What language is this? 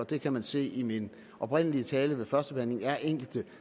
Danish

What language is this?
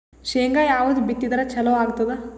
Kannada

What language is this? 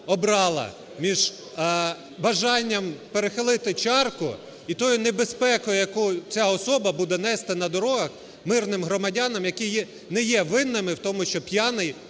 Ukrainian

